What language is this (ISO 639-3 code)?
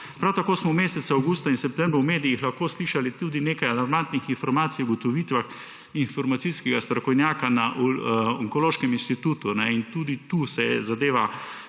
slv